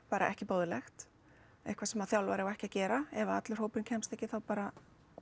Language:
Icelandic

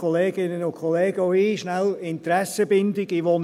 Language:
Swiss German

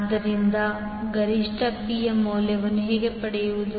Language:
Kannada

